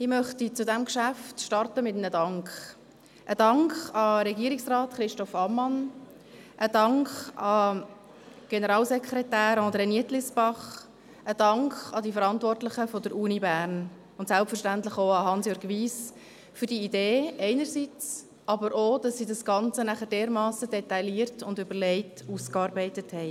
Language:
Swiss German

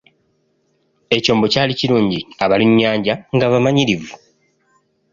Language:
Ganda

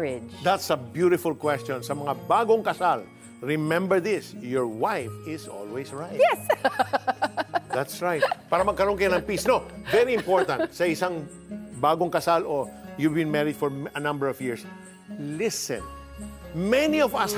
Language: Filipino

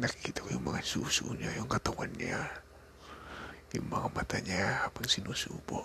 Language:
Filipino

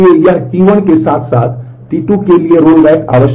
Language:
Hindi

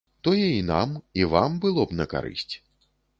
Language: Belarusian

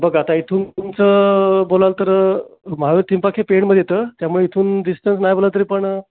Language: Marathi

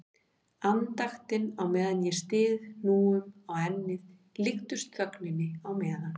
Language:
Icelandic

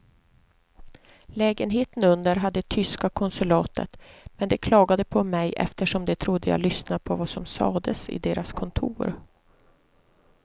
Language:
Swedish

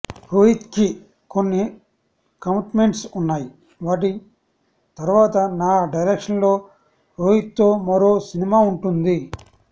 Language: Telugu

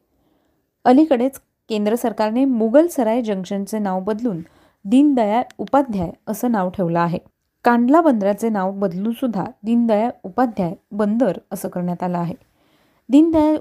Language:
Marathi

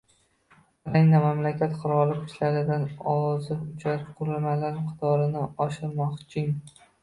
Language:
Uzbek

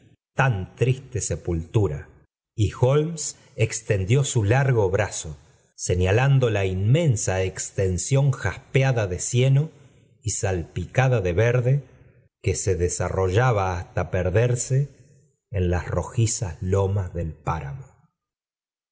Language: Spanish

